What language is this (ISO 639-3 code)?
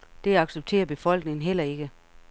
dan